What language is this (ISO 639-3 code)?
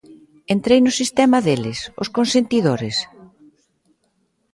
glg